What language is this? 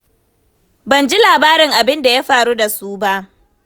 Hausa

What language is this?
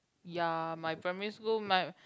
English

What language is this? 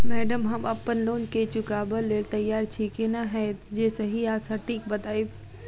Maithili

